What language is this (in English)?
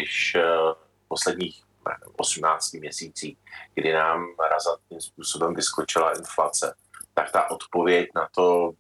Czech